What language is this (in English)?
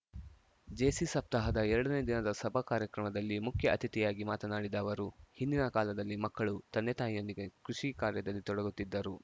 Kannada